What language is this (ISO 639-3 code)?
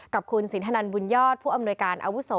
tha